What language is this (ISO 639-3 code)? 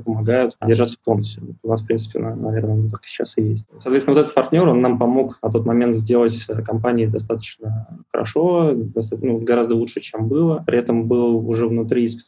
rus